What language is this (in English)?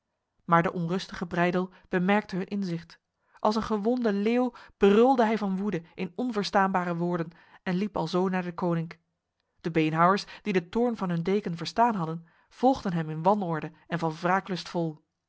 Dutch